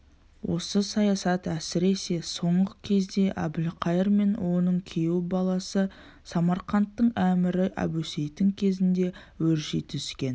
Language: Kazakh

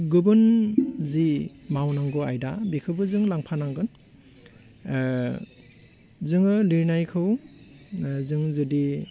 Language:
Bodo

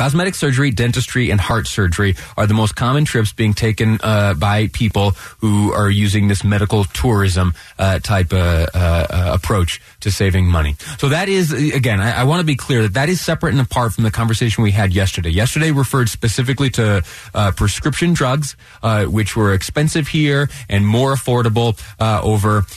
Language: English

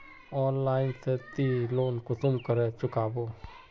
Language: Magahi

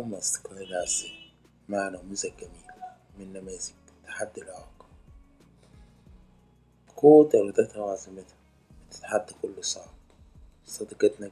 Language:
Arabic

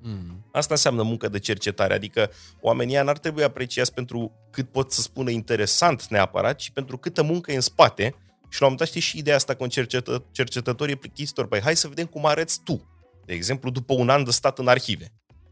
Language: Romanian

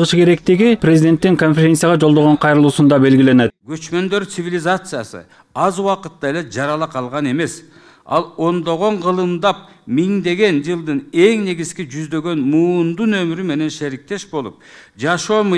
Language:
Turkish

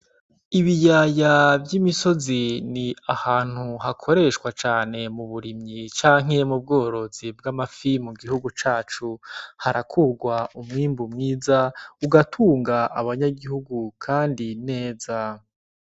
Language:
Rundi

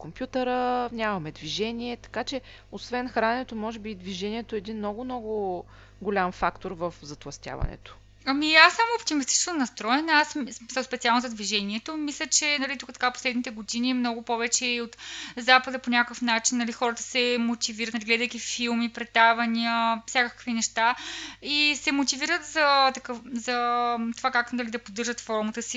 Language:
Bulgarian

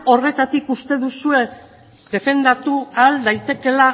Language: Basque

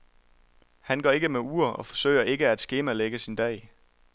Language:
Danish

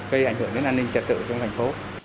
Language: Vietnamese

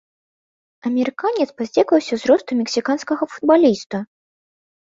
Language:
Belarusian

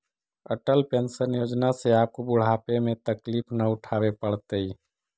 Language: Magahi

